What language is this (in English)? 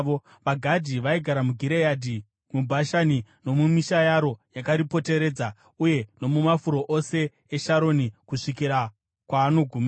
Shona